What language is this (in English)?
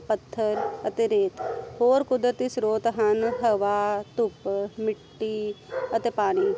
Punjabi